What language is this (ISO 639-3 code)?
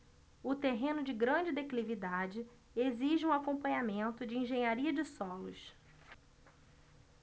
por